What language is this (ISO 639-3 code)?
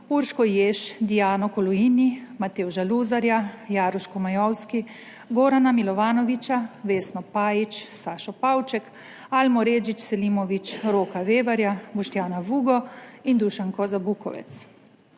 slv